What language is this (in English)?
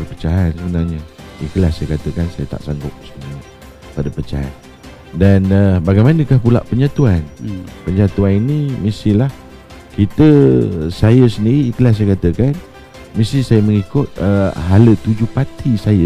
Malay